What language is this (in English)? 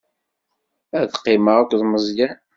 Kabyle